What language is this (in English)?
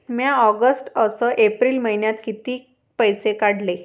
Marathi